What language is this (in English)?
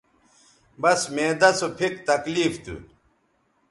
Bateri